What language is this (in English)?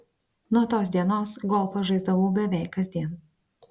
Lithuanian